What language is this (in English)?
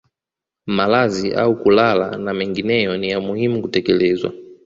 Swahili